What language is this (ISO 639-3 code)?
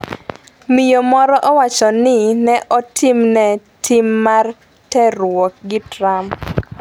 luo